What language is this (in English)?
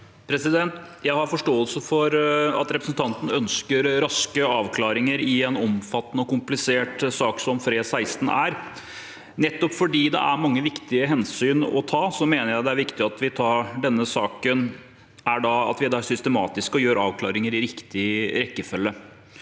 Norwegian